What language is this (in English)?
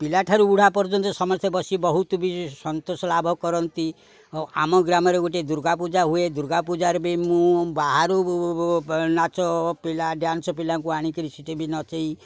Odia